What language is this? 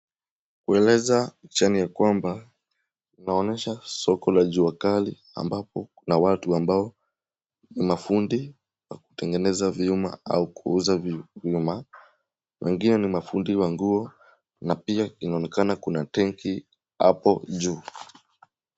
Swahili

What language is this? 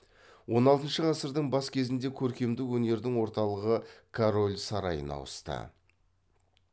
Kazakh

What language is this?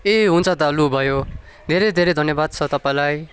Nepali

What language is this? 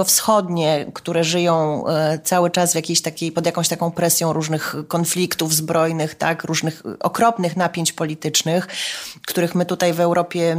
Polish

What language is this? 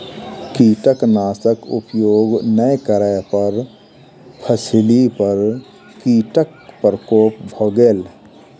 Maithili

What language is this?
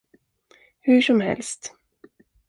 Swedish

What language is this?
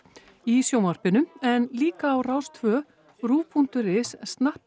Icelandic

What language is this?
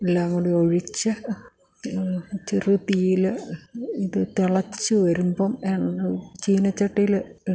Malayalam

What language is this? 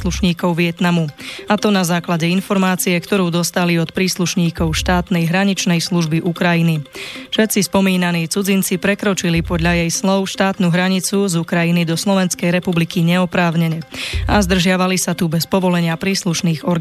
Slovak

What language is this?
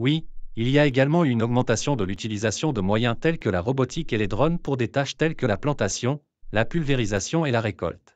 French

